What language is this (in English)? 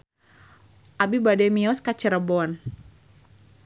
Sundanese